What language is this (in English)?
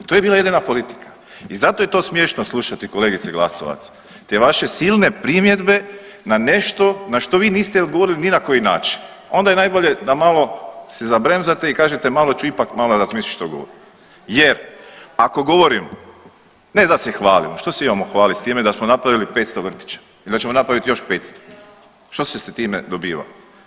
Croatian